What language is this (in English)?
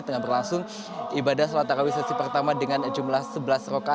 Indonesian